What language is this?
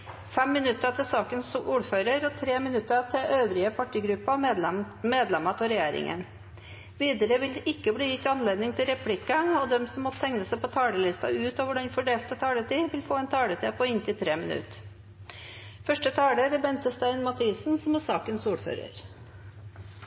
Norwegian Bokmål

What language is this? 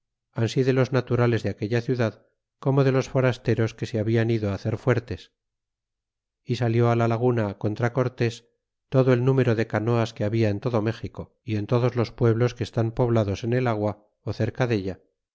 Spanish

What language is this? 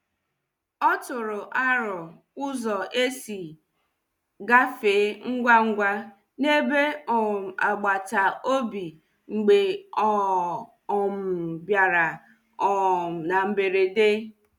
Igbo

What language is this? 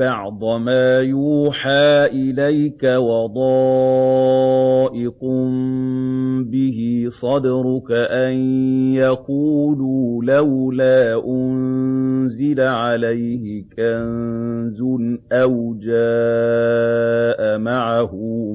Arabic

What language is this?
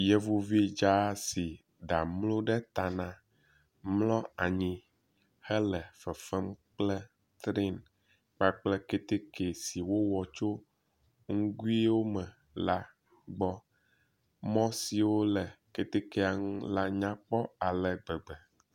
Ewe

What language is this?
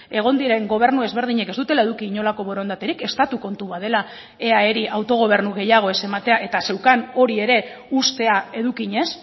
Basque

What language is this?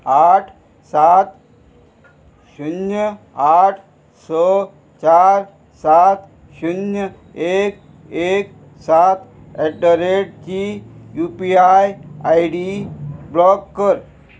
Konkani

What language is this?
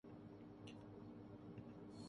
Urdu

